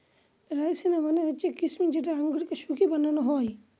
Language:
Bangla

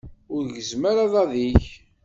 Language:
Kabyle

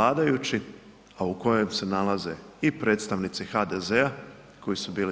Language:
Croatian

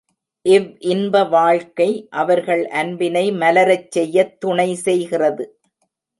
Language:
Tamil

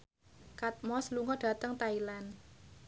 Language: Javanese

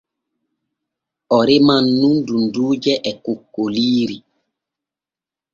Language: Borgu Fulfulde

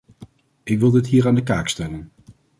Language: Dutch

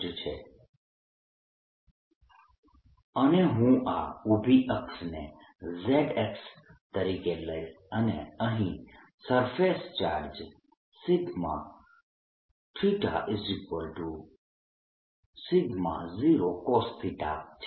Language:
Gujarati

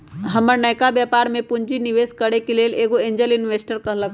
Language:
Magahi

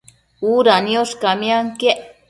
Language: Matsés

